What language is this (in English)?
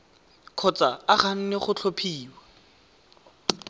Tswana